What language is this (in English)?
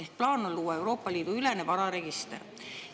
Estonian